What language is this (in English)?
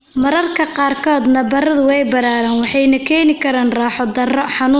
Somali